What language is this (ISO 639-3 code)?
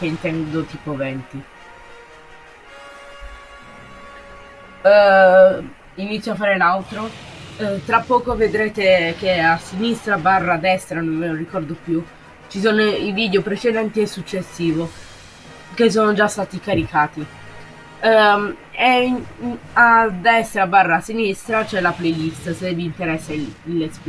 ita